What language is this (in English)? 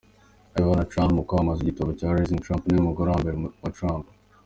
Kinyarwanda